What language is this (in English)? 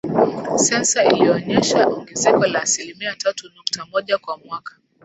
Swahili